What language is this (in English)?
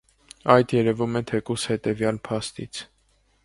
Armenian